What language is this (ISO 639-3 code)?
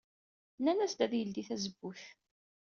kab